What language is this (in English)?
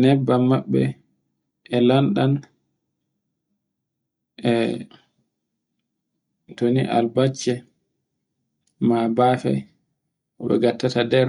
Borgu Fulfulde